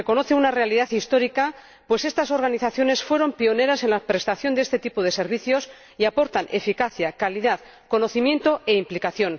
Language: Spanish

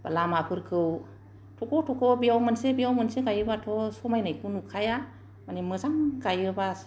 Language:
Bodo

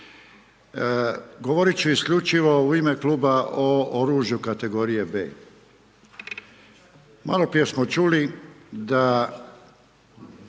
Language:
Croatian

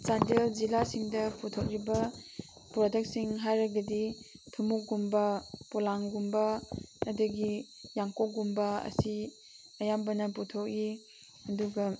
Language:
Manipuri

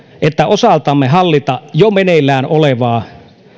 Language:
Finnish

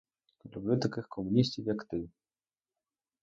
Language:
Ukrainian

